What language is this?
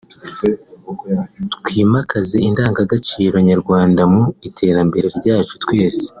Kinyarwanda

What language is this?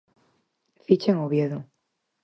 Galician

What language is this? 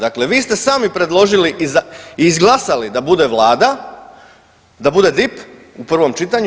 Croatian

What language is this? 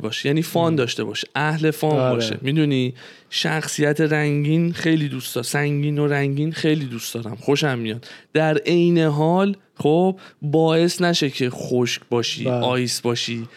Persian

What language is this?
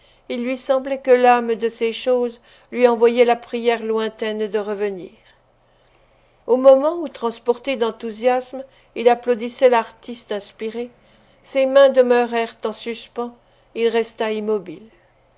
French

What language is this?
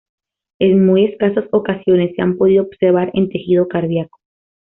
Spanish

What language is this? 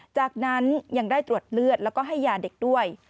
Thai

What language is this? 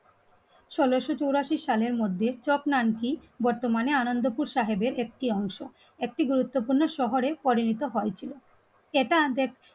Bangla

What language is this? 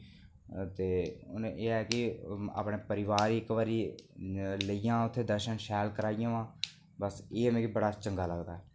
Dogri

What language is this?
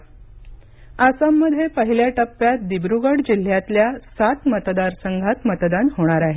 Marathi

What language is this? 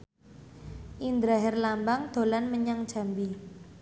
Javanese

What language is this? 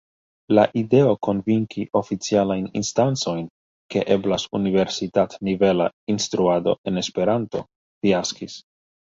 Esperanto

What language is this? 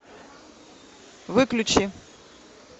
Russian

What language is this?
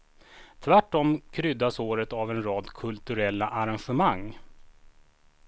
Swedish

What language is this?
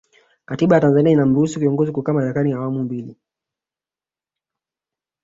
Swahili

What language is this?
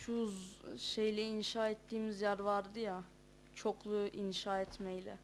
Turkish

